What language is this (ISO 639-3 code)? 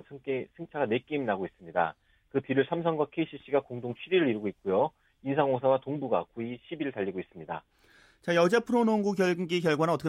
kor